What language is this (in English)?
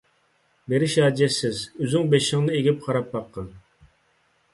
Uyghur